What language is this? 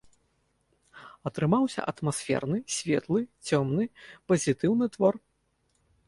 Belarusian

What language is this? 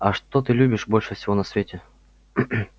Russian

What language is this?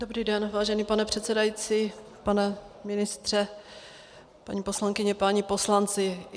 Czech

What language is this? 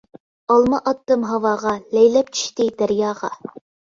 Uyghur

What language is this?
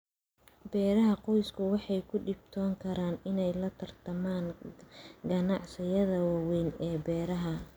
Somali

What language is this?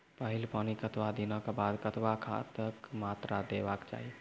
Maithili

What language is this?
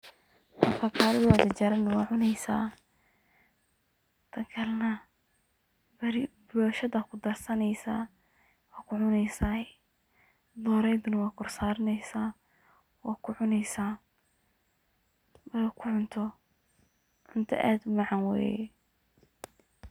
Somali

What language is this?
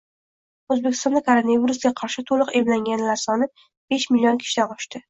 Uzbek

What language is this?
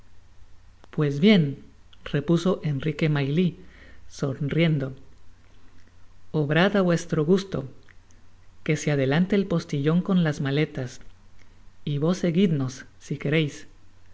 Spanish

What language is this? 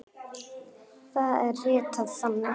Icelandic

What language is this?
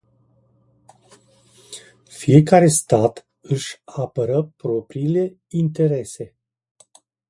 Romanian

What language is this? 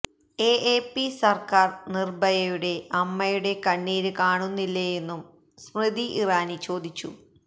Malayalam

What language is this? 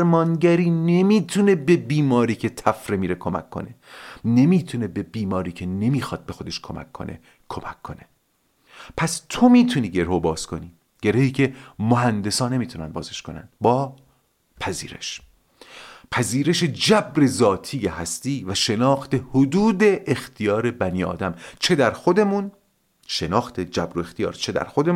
Persian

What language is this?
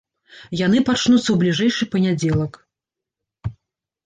Belarusian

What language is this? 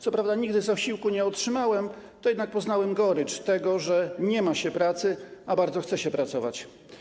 Polish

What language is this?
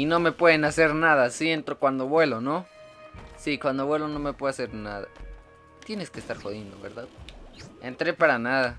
Spanish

